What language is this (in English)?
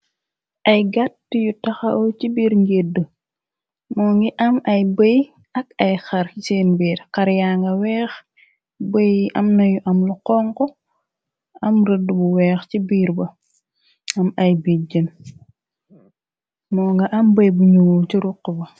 Wolof